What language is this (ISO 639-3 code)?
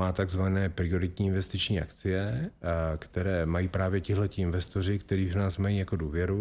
ces